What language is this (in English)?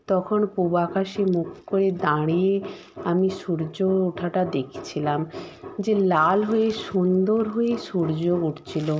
Bangla